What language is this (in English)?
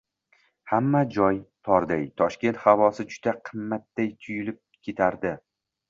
Uzbek